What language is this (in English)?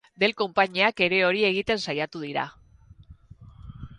Basque